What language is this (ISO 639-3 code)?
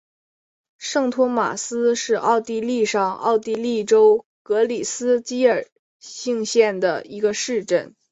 zho